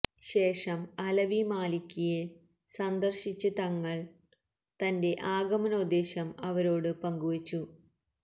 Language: Malayalam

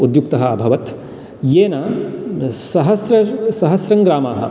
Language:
Sanskrit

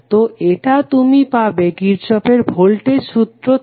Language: Bangla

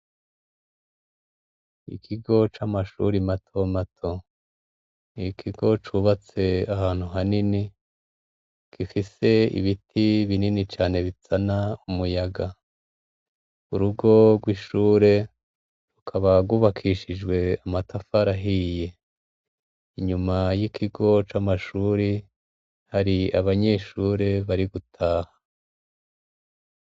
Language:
Rundi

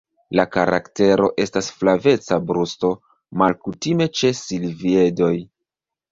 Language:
Esperanto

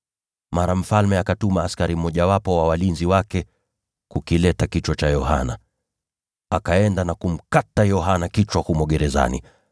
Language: Swahili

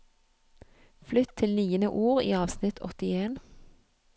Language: Norwegian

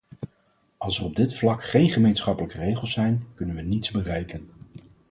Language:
Dutch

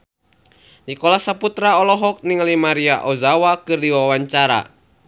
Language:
Sundanese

